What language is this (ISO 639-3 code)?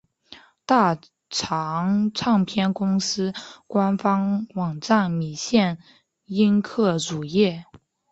zho